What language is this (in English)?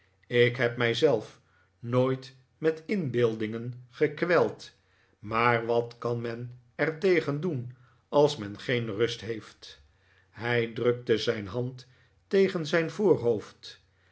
Dutch